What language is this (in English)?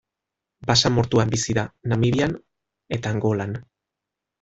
Basque